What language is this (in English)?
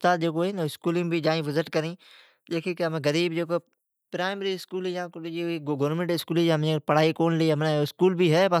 Od